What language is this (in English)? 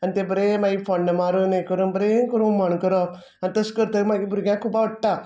Konkani